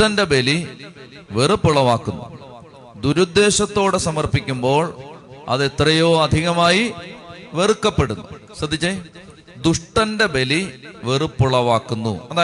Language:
Malayalam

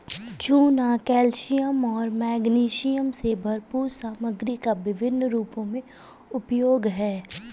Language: Hindi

